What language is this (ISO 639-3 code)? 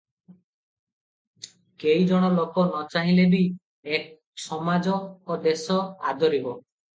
ori